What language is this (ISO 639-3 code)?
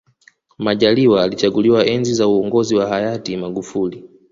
swa